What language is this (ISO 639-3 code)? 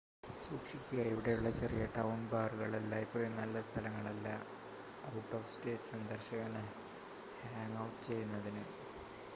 mal